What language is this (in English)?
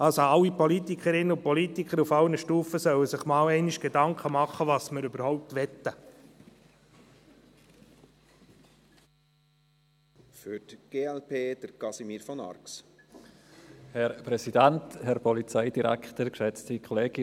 Swiss German